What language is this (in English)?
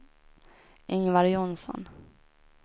Swedish